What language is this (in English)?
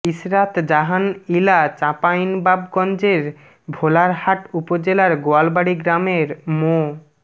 Bangla